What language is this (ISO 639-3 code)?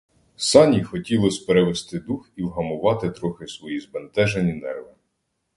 ukr